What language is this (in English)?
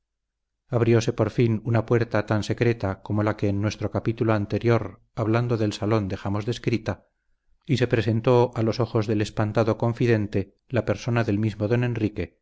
Spanish